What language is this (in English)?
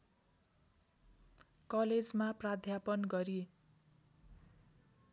Nepali